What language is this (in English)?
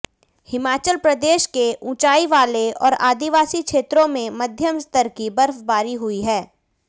Hindi